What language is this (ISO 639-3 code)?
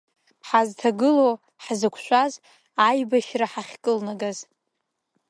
abk